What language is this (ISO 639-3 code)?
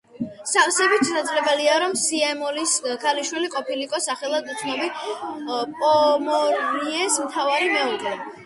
kat